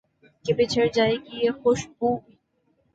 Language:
Urdu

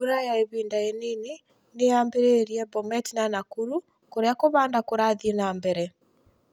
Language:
Kikuyu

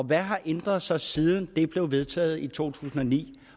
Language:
Danish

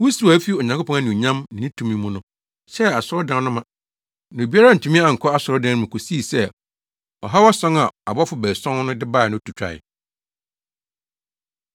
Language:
Akan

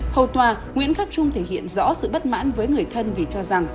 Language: Vietnamese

